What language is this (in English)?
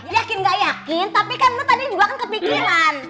Indonesian